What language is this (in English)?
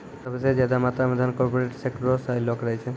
Maithili